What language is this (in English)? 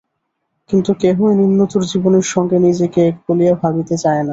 Bangla